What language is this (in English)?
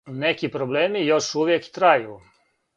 Serbian